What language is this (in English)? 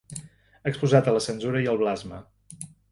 Catalan